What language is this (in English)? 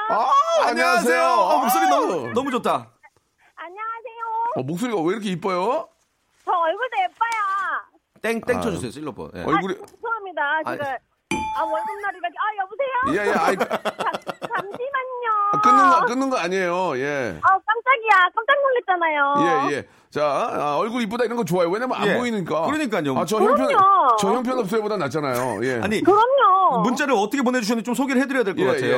Korean